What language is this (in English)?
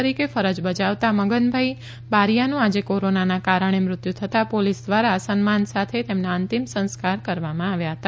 Gujarati